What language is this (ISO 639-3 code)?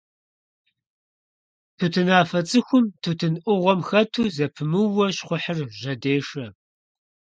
kbd